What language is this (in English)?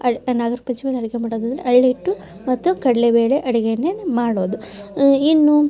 Kannada